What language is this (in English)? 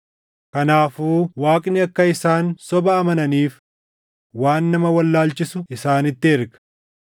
Oromo